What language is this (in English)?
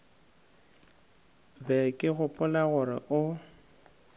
Northern Sotho